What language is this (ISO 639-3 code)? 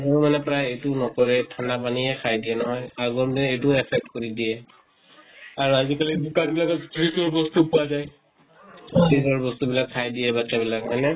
asm